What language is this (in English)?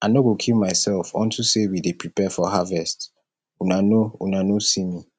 Nigerian Pidgin